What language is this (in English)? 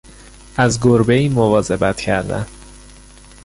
Persian